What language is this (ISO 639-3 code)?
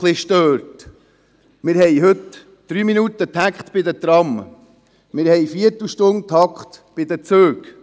gsw